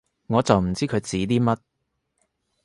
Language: Cantonese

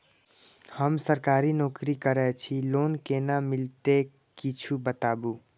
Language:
Maithili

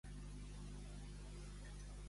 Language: Catalan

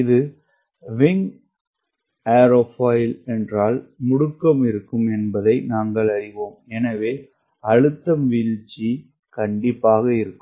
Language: Tamil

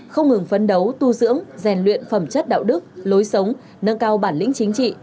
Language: Vietnamese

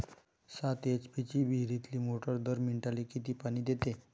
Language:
Marathi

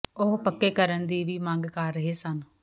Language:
Punjabi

